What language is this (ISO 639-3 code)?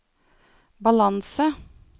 nor